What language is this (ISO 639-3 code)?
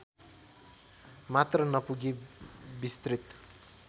nep